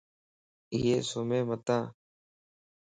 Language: Lasi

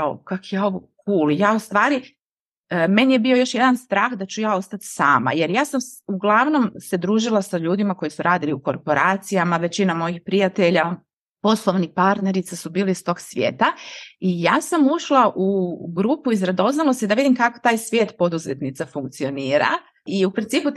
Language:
Croatian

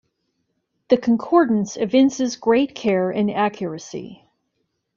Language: English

